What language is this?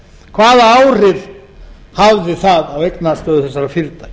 Icelandic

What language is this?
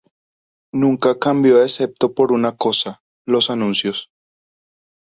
Spanish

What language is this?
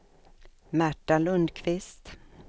Swedish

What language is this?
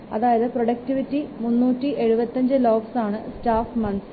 Malayalam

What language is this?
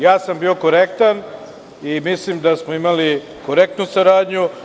Serbian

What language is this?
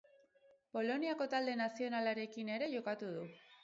Basque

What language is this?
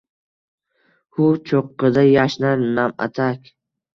Uzbek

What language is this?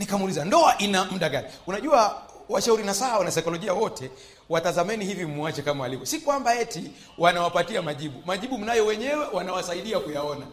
Swahili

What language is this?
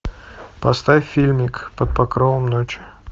Russian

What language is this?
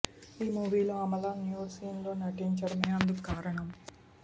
Telugu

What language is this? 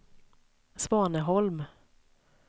Swedish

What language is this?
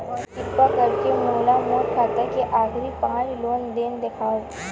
Chhattisgarhi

